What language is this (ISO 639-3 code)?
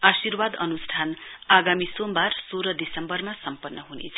nep